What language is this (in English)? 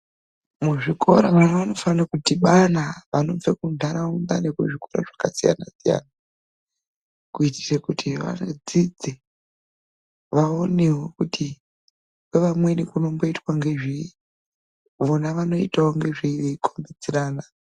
Ndau